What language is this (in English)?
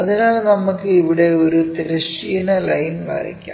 Malayalam